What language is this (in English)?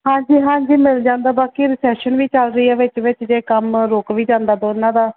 Punjabi